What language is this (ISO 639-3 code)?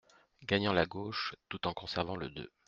fra